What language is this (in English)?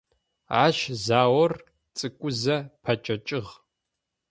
Adyghe